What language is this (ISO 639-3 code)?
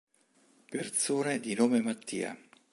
ita